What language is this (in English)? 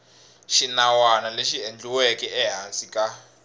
Tsonga